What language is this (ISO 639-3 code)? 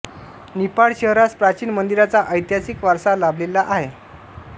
mar